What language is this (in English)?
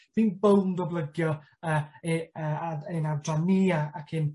Welsh